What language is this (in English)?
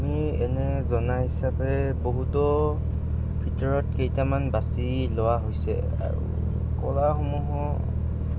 Assamese